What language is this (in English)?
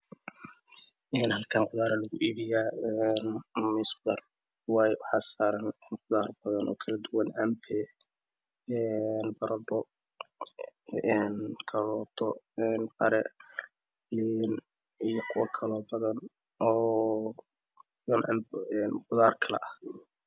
Somali